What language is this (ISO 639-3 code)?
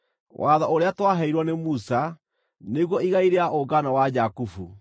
kik